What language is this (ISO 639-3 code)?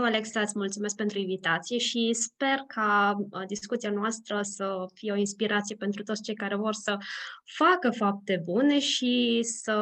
ron